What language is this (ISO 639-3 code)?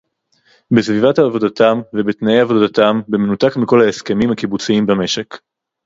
heb